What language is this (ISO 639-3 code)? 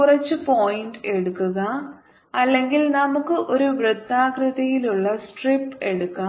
mal